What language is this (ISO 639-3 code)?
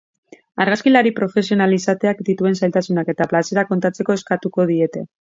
eus